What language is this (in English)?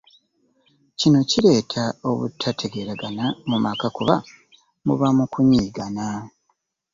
Ganda